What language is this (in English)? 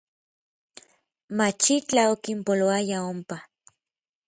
Orizaba Nahuatl